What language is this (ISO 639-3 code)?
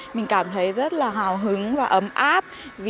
vie